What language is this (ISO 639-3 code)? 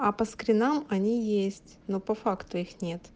rus